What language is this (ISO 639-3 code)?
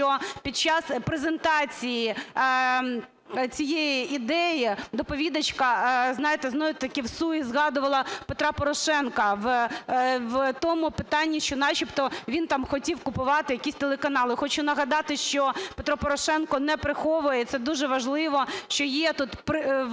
ukr